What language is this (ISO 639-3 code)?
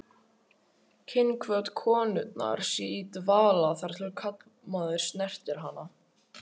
isl